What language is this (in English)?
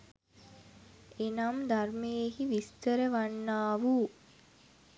Sinhala